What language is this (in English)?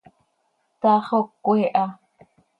Seri